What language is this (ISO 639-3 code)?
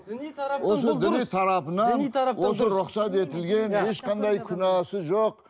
kaz